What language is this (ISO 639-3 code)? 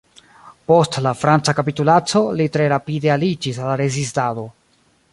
epo